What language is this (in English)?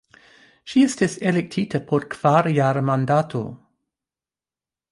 Esperanto